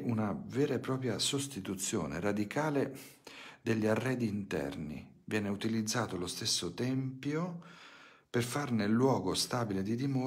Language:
Italian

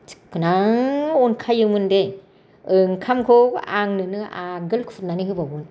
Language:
Bodo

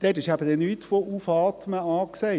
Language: Swiss German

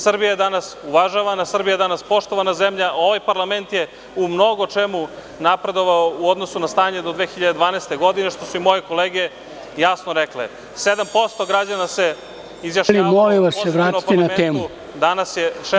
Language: Serbian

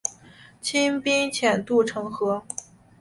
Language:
Chinese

